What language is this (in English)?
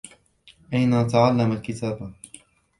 Arabic